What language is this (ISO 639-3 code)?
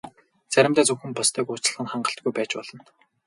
mon